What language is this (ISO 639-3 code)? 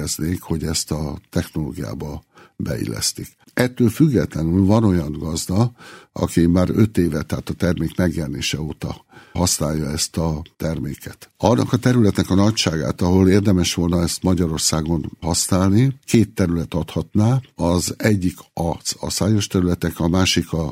hun